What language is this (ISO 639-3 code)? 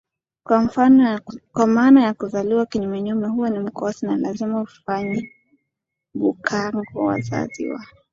swa